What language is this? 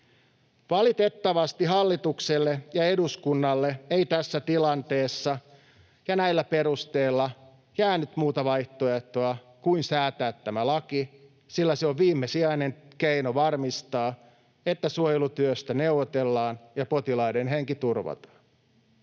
Finnish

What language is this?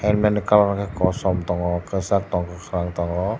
Kok Borok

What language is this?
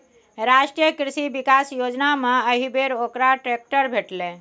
Maithili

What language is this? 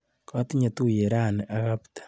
Kalenjin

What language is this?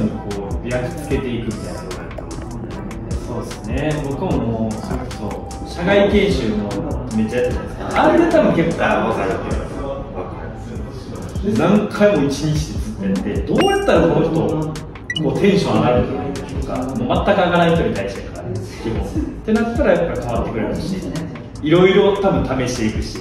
Japanese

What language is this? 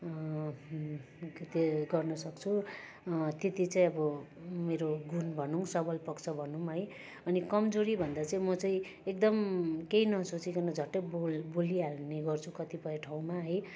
Nepali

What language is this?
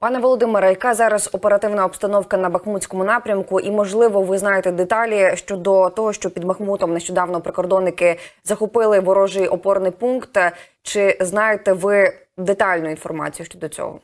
Ukrainian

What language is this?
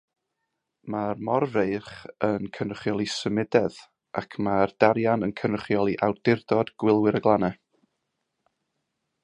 Welsh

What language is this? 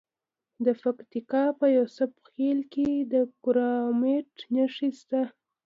Pashto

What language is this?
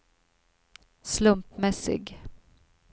Swedish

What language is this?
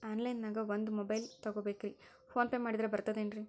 Kannada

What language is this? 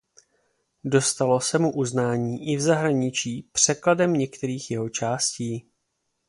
Czech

